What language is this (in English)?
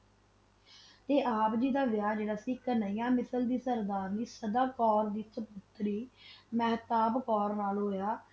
Punjabi